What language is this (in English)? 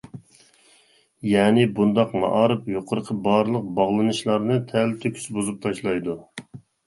Uyghur